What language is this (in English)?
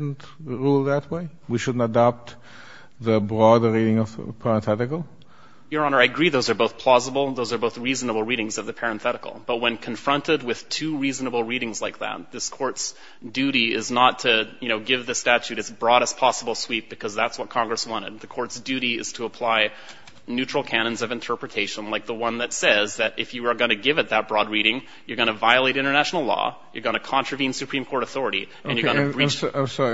English